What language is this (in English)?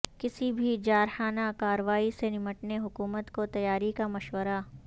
Urdu